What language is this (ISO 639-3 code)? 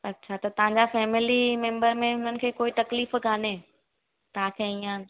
snd